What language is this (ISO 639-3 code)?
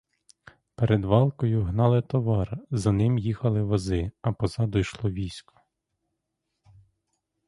ukr